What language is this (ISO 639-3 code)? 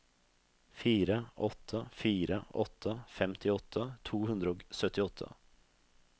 nor